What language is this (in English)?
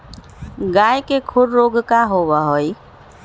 Magahi